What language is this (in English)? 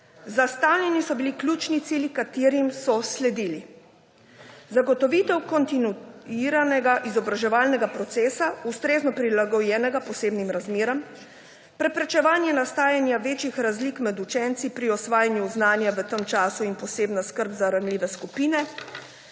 Slovenian